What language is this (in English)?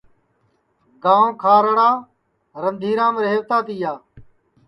Sansi